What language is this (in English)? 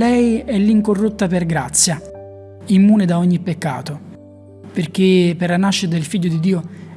Italian